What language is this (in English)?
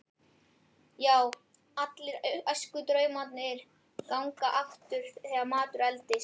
Icelandic